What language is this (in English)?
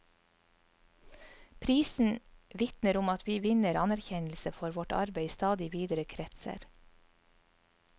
Norwegian